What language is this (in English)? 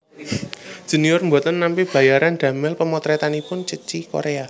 Javanese